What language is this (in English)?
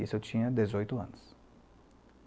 Portuguese